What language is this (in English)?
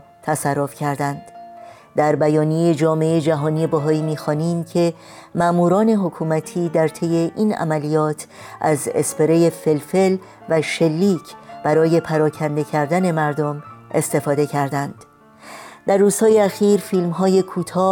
Persian